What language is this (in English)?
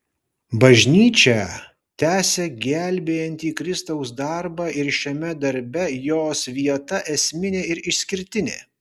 Lithuanian